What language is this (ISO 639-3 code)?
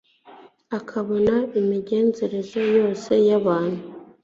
kin